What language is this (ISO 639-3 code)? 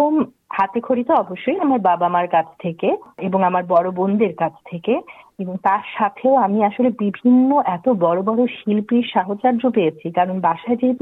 ben